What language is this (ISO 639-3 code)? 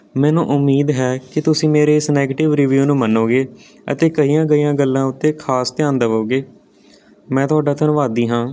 pan